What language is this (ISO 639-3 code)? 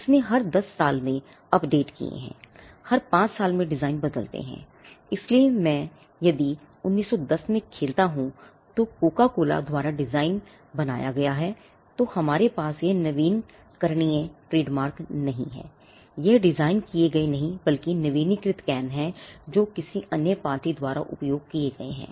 hin